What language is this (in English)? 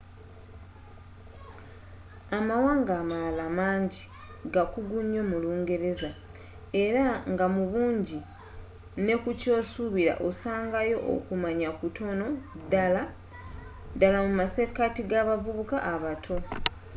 Ganda